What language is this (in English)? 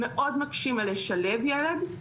Hebrew